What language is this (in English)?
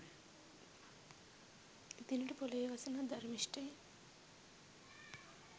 Sinhala